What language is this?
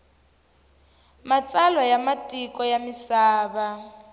Tsonga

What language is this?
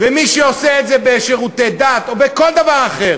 Hebrew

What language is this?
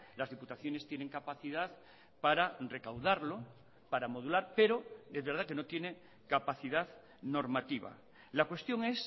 Spanish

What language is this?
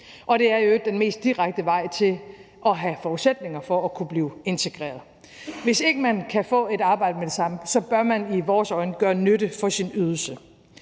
Danish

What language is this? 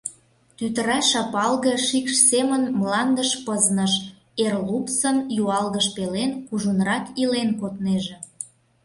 Mari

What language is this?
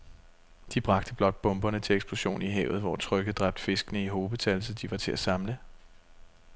Danish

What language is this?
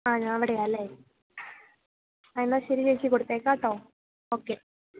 Malayalam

